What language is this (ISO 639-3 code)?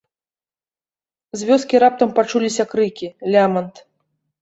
bel